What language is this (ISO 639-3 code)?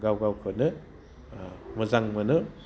brx